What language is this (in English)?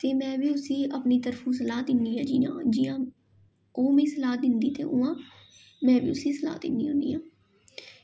Dogri